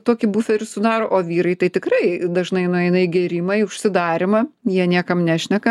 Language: Lithuanian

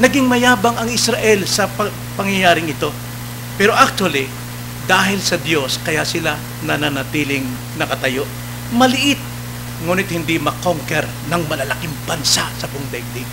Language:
Filipino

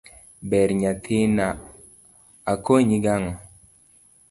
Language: Luo (Kenya and Tanzania)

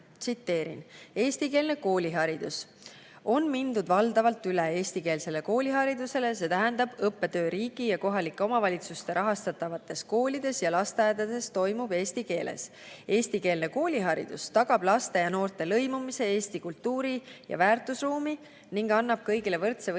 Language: Estonian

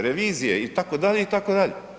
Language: Croatian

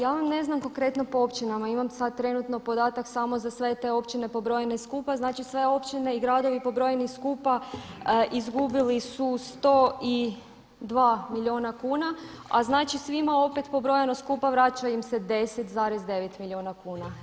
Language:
Croatian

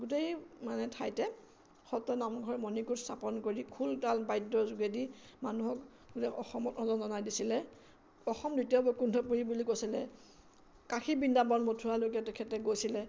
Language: Assamese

